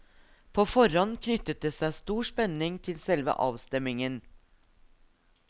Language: Norwegian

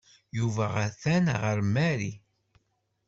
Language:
Kabyle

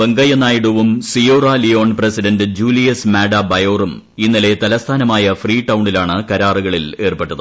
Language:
Malayalam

